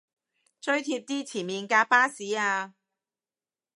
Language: Cantonese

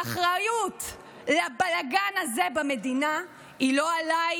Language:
Hebrew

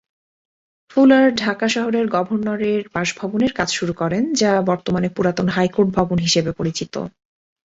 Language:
Bangla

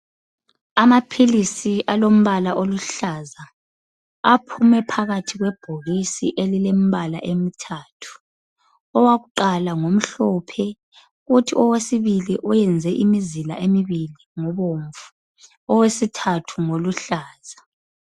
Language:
North Ndebele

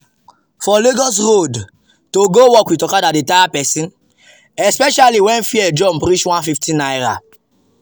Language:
Nigerian Pidgin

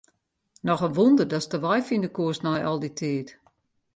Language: Western Frisian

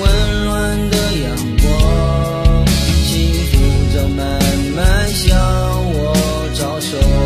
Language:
Chinese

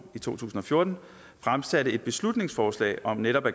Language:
Danish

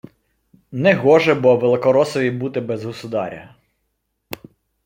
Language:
Ukrainian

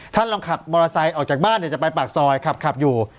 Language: Thai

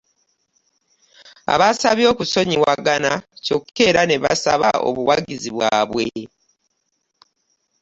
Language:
Ganda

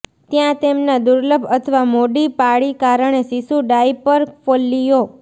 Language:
Gujarati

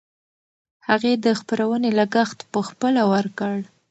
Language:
Pashto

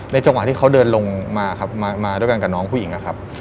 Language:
Thai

